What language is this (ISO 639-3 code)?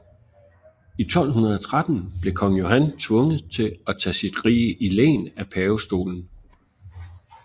dan